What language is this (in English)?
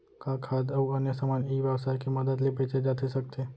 Chhattisgarhi